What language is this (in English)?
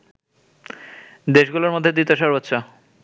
Bangla